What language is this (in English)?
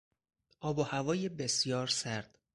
Persian